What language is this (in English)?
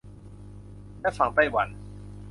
Thai